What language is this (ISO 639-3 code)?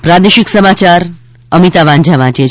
guj